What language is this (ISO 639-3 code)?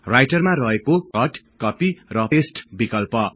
nep